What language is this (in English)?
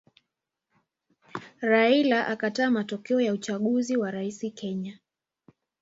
Swahili